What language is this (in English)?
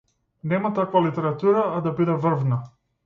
Macedonian